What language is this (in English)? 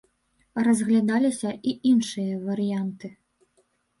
Belarusian